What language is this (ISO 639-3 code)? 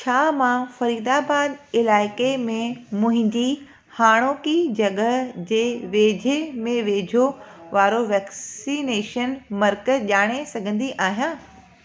snd